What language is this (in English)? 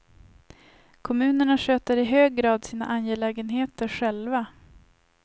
Swedish